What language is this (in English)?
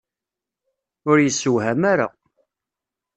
Kabyle